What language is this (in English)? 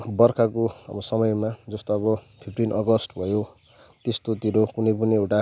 Nepali